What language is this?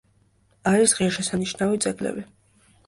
Georgian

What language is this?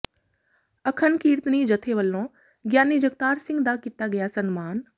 Punjabi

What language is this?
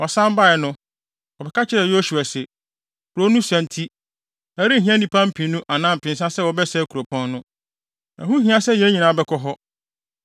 Akan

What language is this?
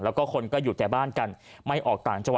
Thai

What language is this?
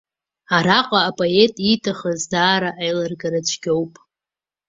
Abkhazian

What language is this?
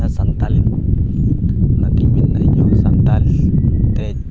Santali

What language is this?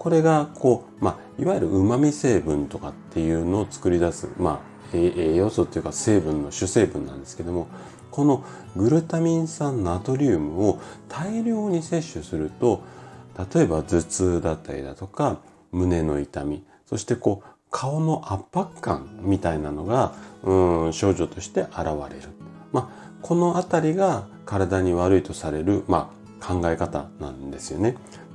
Japanese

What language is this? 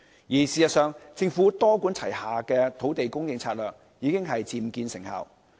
Cantonese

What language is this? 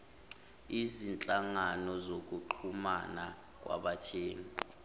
Zulu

